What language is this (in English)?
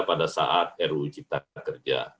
Indonesian